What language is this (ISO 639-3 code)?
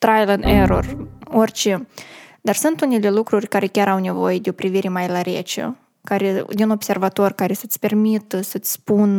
ron